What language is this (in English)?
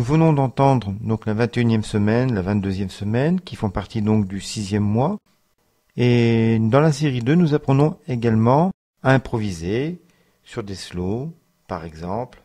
French